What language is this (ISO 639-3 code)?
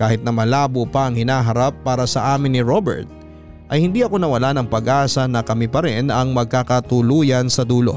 fil